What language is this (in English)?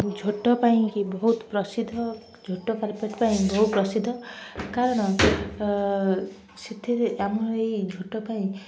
Odia